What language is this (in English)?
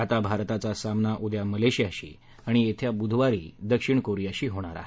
Marathi